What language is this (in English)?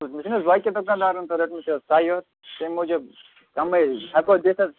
Kashmiri